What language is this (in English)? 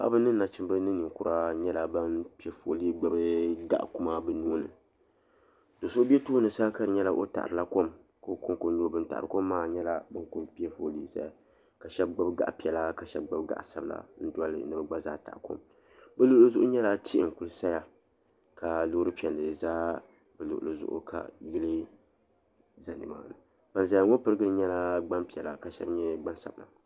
Dagbani